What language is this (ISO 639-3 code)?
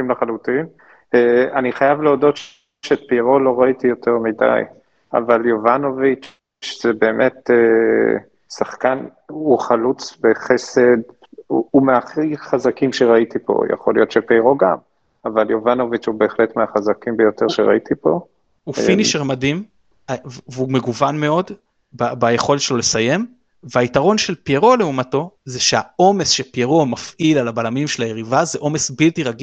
heb